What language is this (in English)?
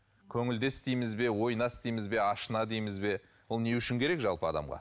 Kazakh